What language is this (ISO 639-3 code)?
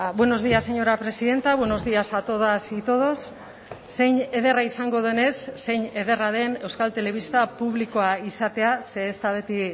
eus